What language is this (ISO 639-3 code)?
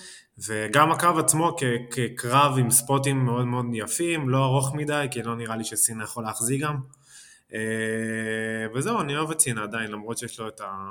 heb